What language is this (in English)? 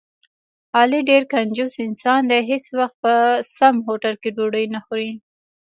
Pashto